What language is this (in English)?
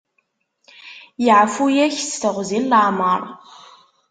Kabyle